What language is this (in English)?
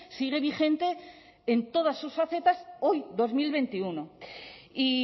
Spanish